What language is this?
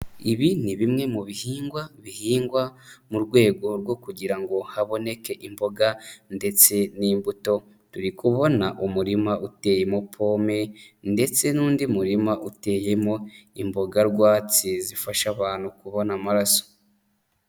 Kinyarwanda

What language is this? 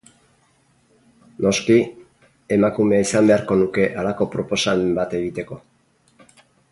Basque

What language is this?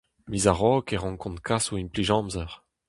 Breton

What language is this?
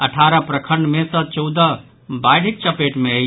Maithili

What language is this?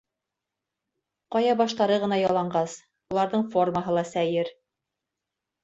Bashkir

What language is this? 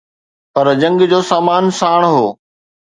Sindhi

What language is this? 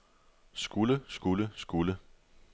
Danish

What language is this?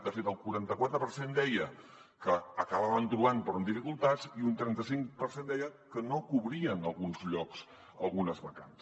Catalan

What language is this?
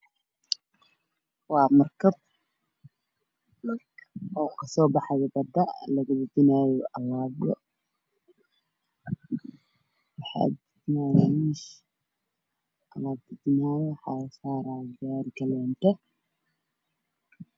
Somali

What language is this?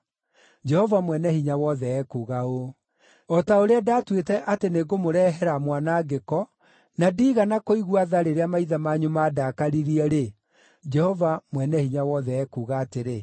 Kikuyu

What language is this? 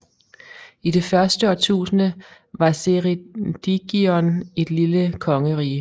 Danish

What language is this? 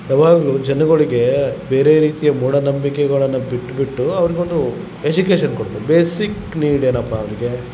Kannada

